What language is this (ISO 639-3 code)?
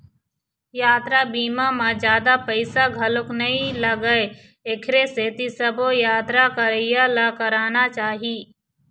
hne